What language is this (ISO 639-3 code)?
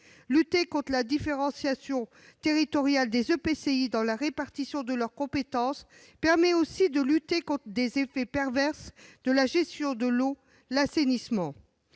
fra